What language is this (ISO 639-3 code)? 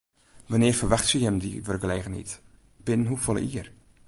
fry